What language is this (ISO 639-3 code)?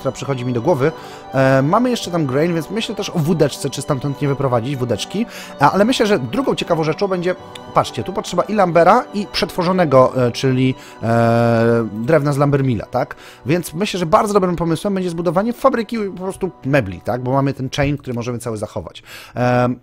pol